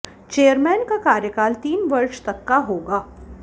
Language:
Hindi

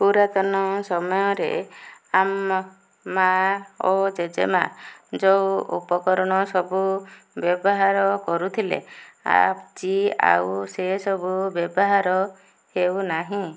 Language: Odia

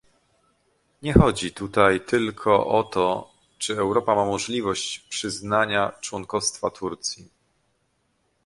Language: Polish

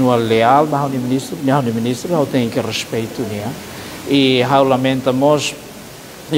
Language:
Portuguese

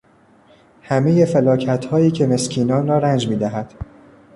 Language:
Persian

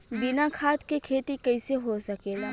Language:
Bhojpuri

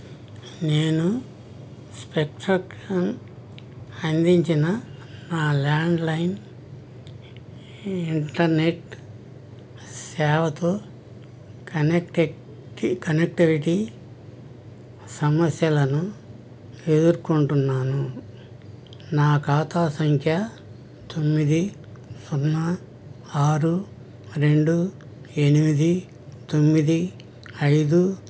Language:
Telugu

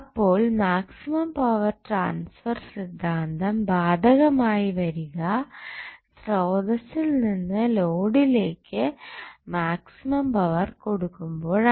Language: Malayalam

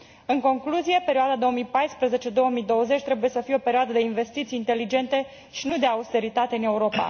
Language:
Romanian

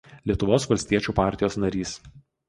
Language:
Lithuanian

